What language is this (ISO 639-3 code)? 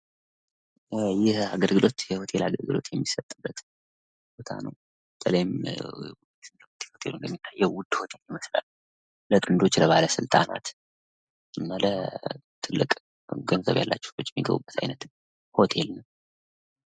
amh